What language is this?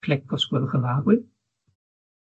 Welsh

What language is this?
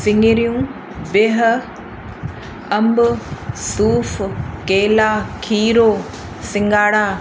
Sindhi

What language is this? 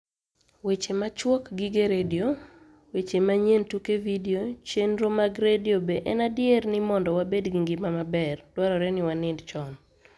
Luo (Kenya and Tanzania)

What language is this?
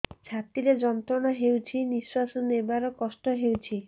Odia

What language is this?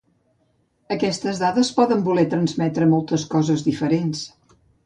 Catalan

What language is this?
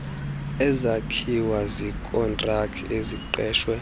Xhosa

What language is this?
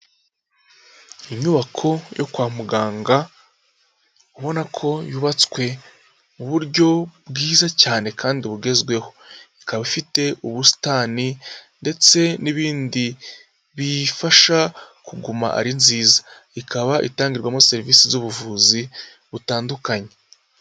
Kinyarwanda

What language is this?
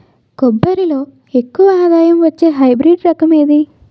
Telugu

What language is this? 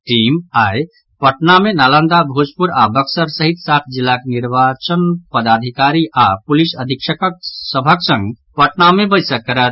Maithili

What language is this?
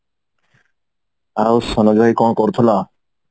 Odia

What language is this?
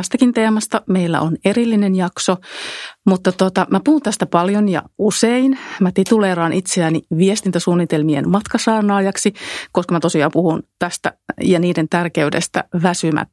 Finnish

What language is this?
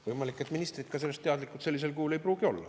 Estonian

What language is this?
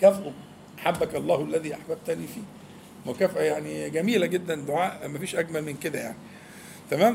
Arabic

